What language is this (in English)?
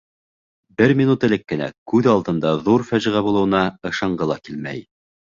Bashkir